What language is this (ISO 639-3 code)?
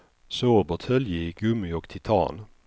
swe